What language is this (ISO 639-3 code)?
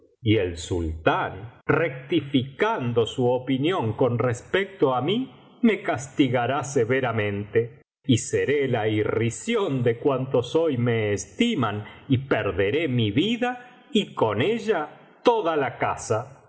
spa